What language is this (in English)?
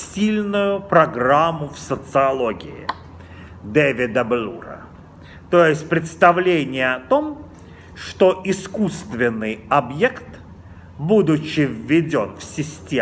Russian